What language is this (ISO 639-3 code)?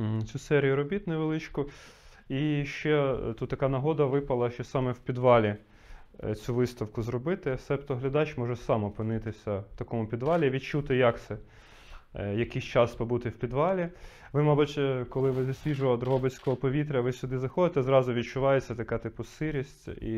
ukr